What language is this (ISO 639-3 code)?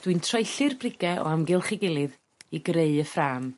cym